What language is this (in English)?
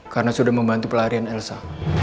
Indonesian